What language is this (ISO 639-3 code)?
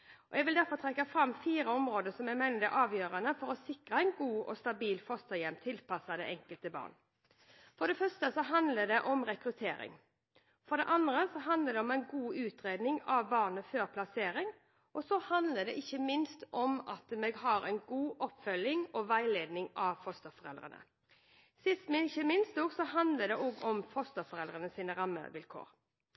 nob